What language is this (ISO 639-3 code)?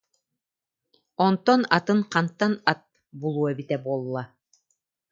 sah